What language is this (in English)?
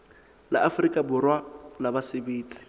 Southern Sotho